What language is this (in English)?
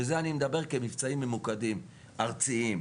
Hebrew